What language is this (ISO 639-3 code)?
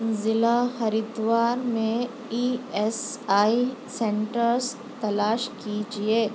urd